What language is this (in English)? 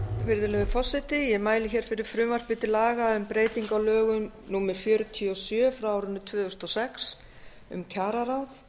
Icelandic